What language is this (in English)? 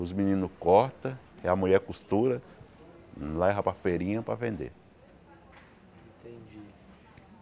Portuguese